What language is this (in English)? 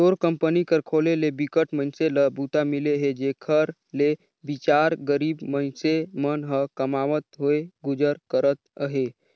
Chhattisgarhi